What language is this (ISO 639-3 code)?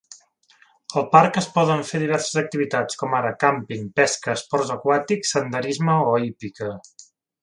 cat